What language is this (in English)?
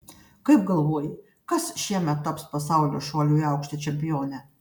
Lithuanian